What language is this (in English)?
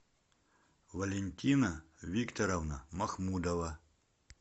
Russian